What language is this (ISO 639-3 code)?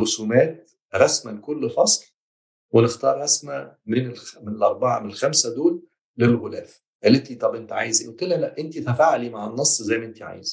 ara